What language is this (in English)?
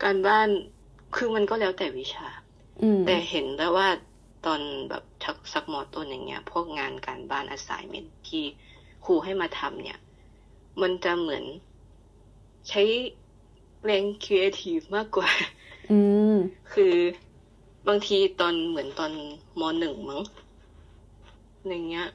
Thai